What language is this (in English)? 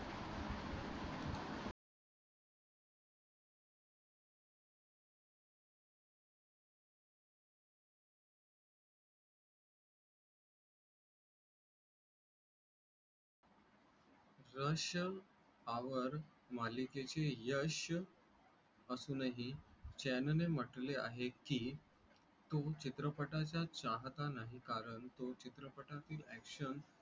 Marathi